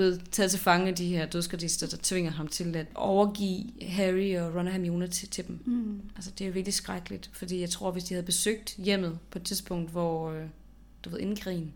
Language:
Danish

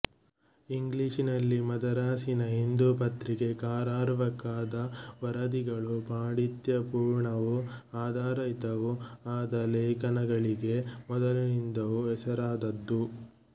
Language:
Kannada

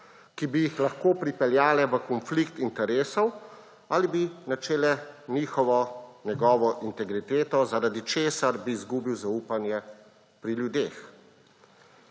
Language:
Slovenian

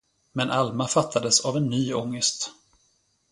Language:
Swedish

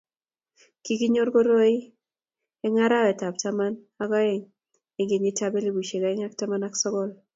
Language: Kalenjin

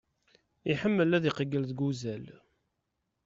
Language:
Kabyle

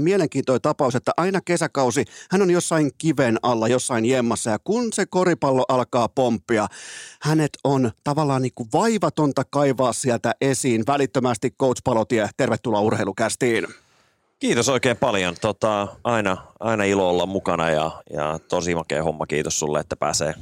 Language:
Finnish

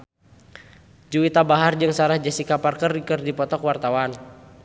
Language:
Sundanese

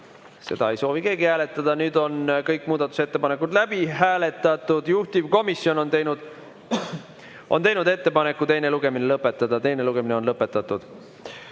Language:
Estonian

